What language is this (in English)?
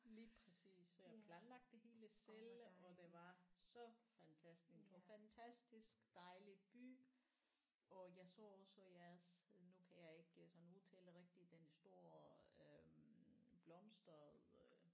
Danish